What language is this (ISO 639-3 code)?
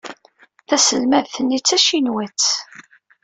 kab